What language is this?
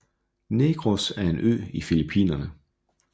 Danish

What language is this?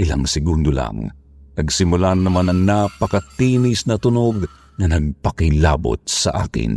Filipino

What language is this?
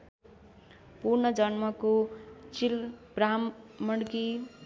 Nepali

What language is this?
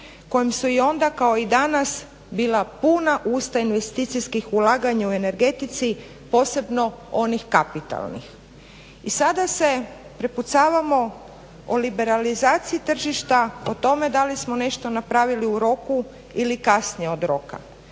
Croatian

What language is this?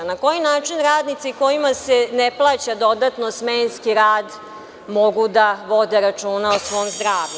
Serbian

